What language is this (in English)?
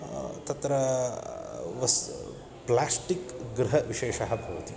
Sanskrit